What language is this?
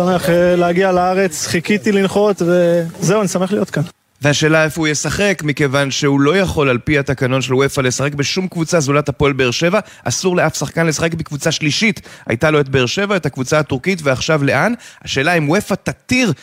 Hebrew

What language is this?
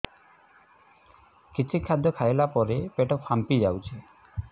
Odia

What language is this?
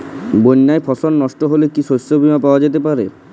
Bangla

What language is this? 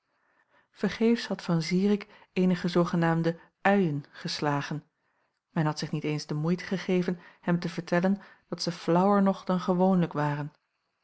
Dutch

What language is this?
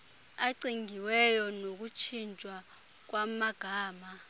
Xhosa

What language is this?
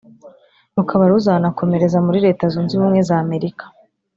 Kinyarwanda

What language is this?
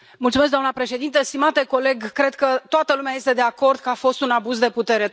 Romanian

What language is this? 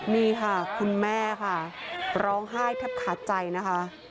Thai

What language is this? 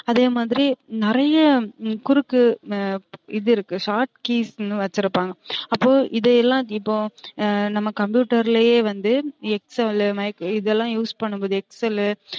Tamil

